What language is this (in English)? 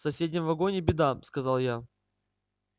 Russian